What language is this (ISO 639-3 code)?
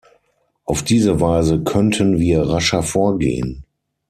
deu